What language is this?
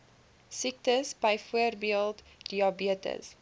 Afrikaans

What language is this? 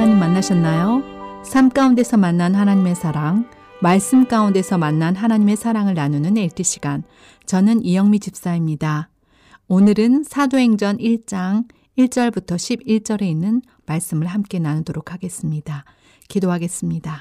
Korean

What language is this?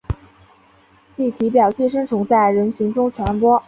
Chinese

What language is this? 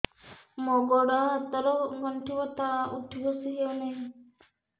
Odia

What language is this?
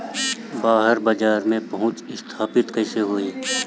Bhojpuri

